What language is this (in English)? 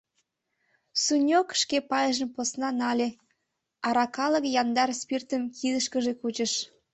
Mari